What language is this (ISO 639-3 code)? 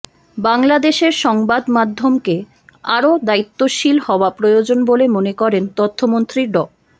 ben